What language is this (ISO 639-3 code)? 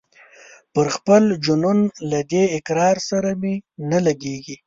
pus